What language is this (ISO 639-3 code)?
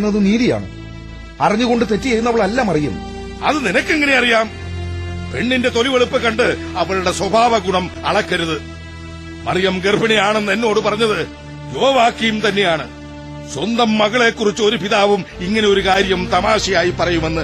mal